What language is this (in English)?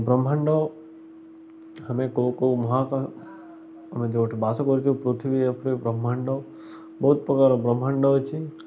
Odia